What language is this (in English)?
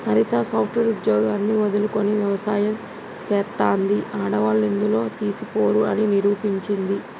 Telugu